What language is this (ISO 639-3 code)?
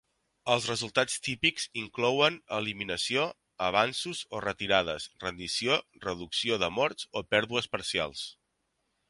cat